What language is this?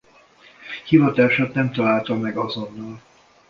Hungarian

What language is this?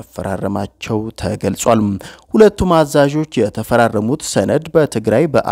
Arabic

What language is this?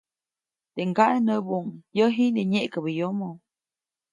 Copainalá Zoque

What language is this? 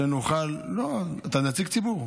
Hebrew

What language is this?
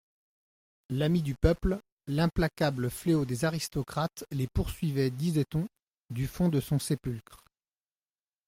French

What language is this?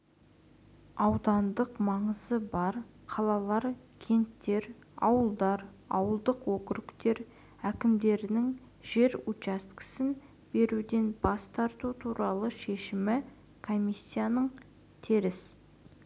Kazakh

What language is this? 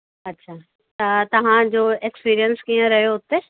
Sindhi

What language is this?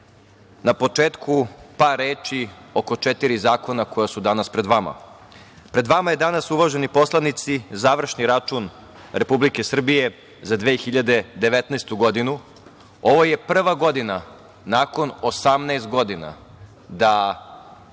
Serbian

